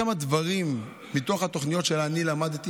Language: Hebrew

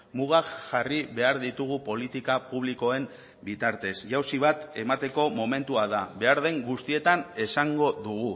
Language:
Basque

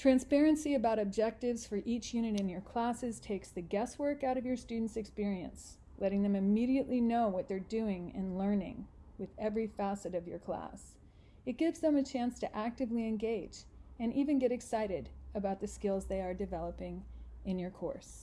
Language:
English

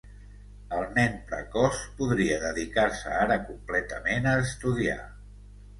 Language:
Catalan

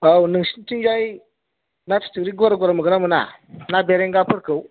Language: Bodo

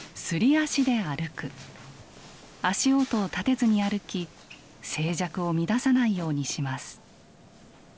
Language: Japanese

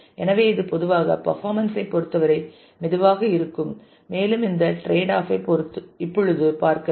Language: Tamil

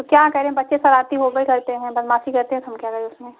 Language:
Hindi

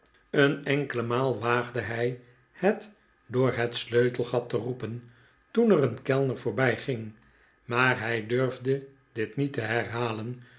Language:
Dutch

